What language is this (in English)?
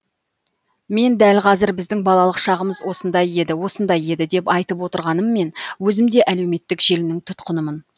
Kazakh